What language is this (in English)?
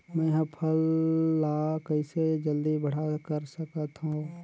Chhattisgarhi